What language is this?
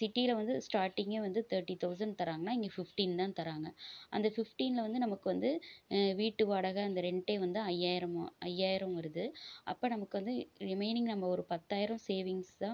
Tamil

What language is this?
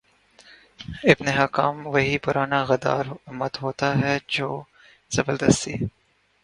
Urdu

